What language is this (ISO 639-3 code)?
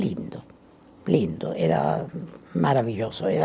por